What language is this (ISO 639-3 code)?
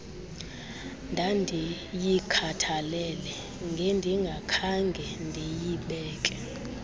xho